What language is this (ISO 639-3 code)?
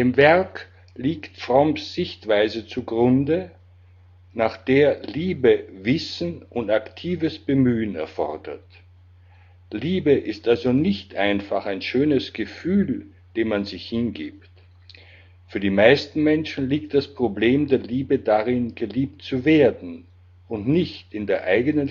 deu